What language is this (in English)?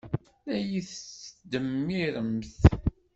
Kabyle